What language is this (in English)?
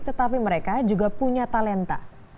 Indonesian